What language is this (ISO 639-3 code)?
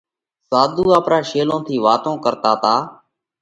kvx